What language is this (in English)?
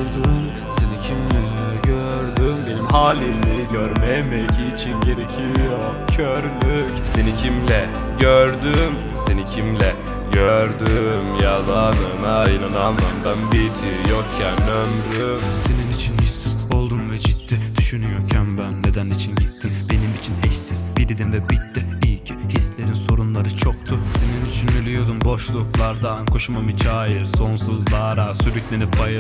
Turkish